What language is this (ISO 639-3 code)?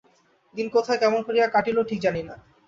ben